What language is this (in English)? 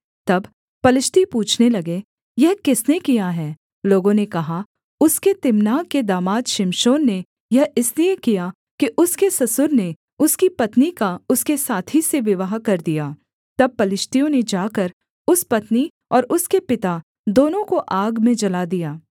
Hindi